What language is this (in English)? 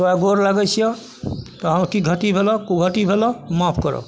Maithili